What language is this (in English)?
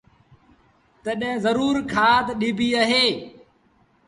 Sindhi Bhil